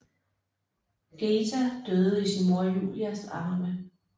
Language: Danish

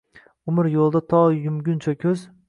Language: Uzbek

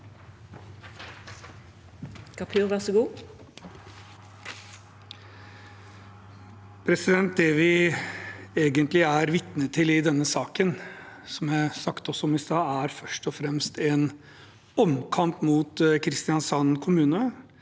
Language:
Norwegian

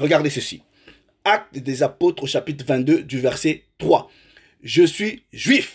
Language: French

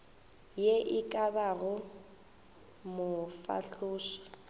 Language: Northern Sotho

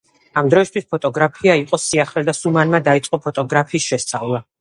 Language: Georgian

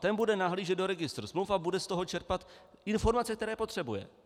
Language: Czech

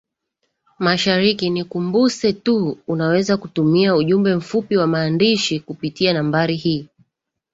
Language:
Swahili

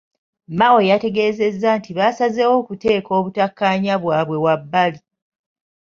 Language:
Ganda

